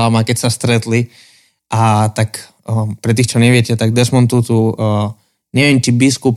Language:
Slovak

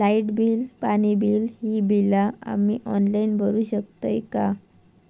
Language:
Marathi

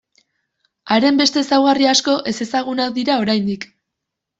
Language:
Basque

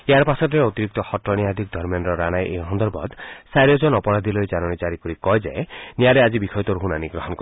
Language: Assamese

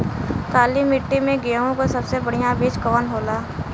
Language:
Bhojpuri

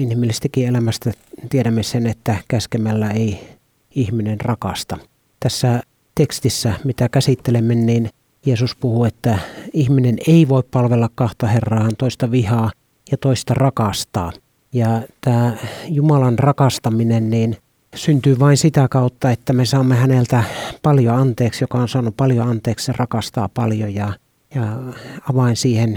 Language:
Finnish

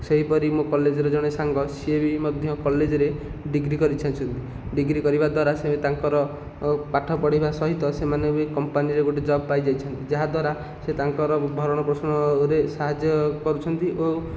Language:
Odia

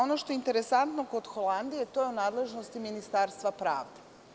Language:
Serbian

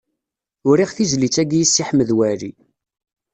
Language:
Kabyle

